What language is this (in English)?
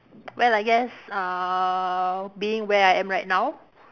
English